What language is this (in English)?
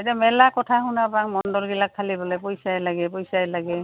Assamese